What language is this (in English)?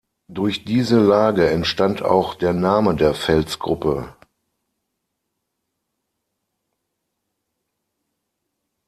German